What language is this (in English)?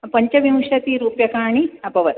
Sanskrit